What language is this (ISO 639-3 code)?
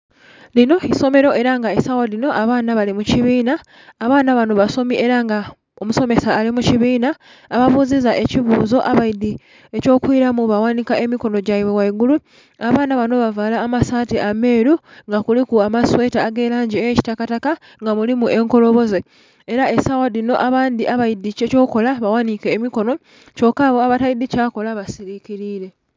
xog